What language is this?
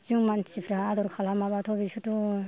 Bodo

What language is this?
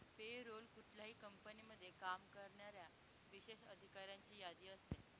Marathi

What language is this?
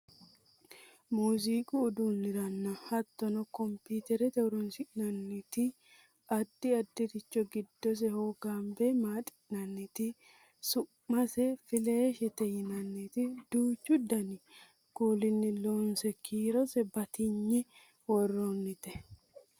Sidamo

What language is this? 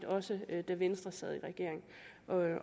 Danish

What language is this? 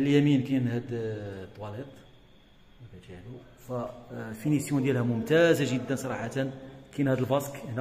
Arabic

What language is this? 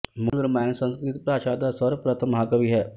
Punjabi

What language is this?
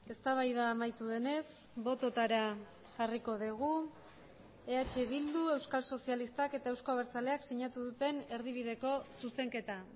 Basque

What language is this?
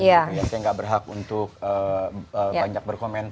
Indonesian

